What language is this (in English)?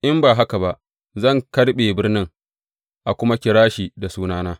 Hausa